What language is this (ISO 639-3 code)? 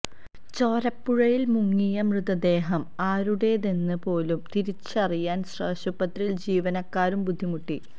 mal